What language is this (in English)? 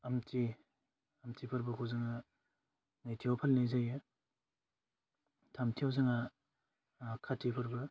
Bodo